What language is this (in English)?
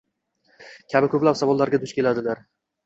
Uzbek